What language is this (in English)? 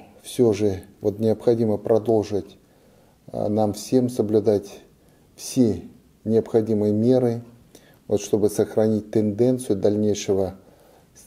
Russian